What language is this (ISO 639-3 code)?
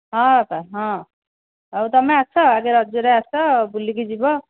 ori